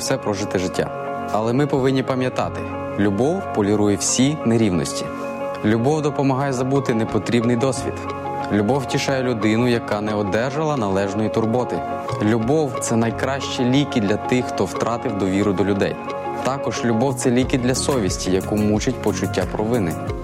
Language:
Ukrainian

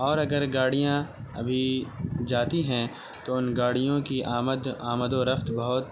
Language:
Urdu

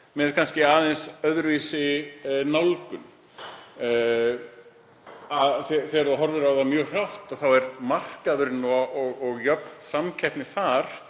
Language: Icelandic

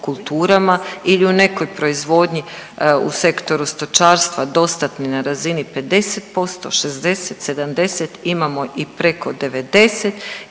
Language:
Croatian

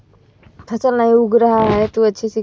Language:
Hindi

